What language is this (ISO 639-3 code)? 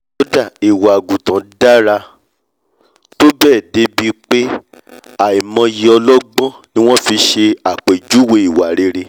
yor